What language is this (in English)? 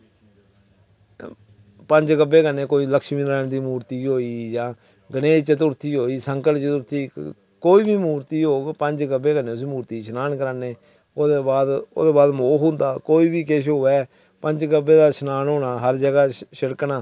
Dogri